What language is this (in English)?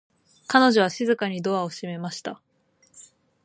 Japanese